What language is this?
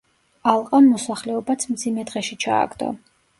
Georgian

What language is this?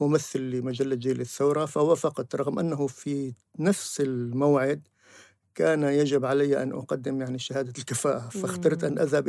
Arabic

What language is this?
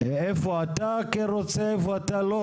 Hebrew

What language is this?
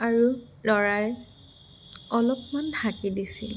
Assamese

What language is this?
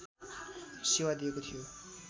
Nepali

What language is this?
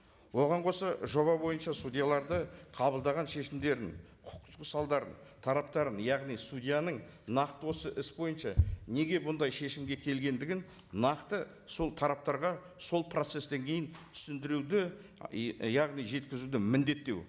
Kazakh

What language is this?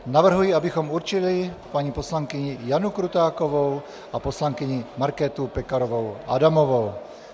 Czech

